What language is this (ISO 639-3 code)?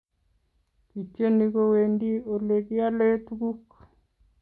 kln